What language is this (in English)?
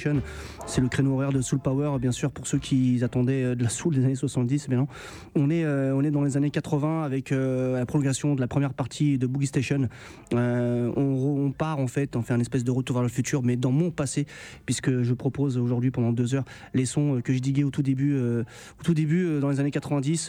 French